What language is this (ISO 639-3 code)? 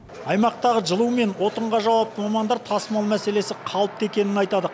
kaz